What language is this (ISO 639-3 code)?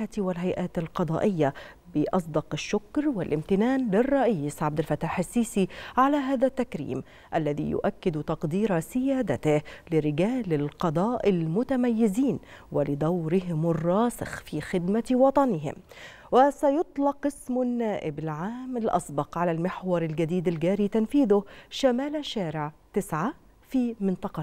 ara